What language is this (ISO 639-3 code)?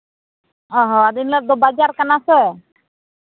sat